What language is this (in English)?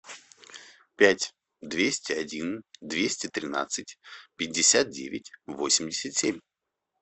Russian